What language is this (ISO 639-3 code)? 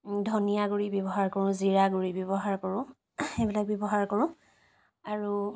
asm